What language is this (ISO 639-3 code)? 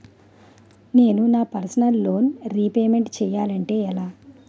tel